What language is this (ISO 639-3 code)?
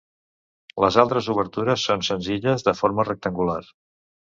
cat